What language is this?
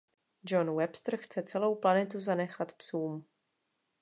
Czech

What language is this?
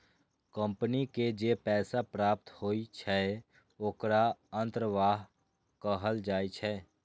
Maithili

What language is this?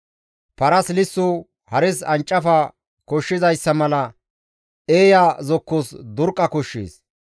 Gamo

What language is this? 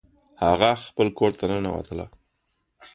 Pashto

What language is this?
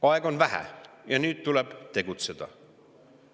Estonian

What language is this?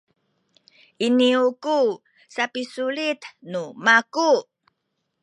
Sakizaya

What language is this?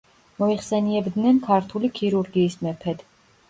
Georgian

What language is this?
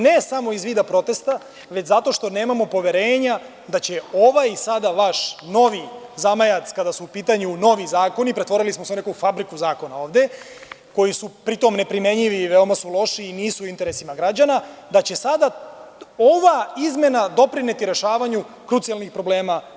Serbian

